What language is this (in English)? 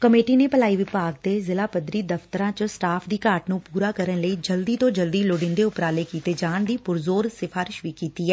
Punjabi